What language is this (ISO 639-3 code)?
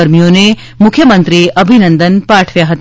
guj